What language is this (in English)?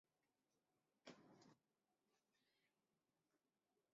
Chinese